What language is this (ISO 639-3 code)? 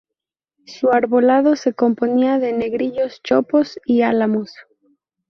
spa